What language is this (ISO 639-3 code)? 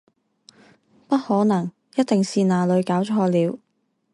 zho